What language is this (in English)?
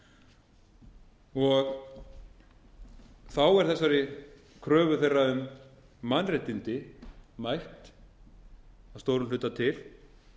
Icelandic